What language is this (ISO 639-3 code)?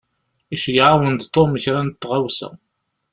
kab